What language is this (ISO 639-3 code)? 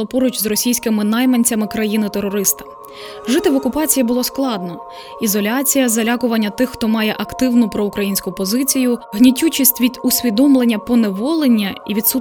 ukr